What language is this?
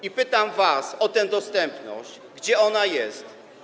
Polish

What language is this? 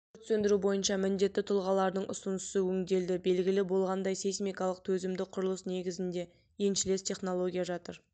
Kazakh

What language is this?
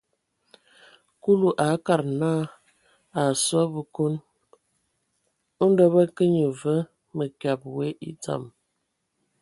Ewondo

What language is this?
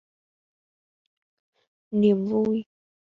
Vietnamese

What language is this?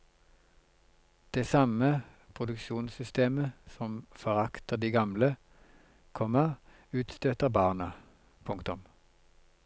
Norwegian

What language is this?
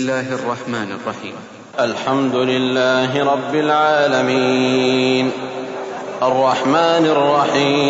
Urdu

